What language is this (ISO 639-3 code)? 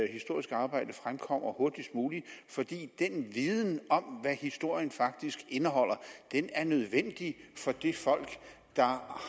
dan